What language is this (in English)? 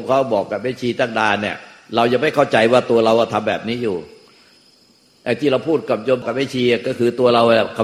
Thai